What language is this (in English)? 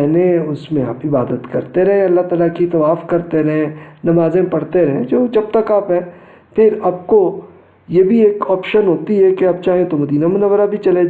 Urdu